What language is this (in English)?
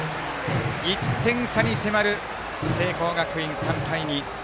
Japanese